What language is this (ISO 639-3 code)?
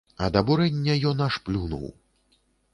bel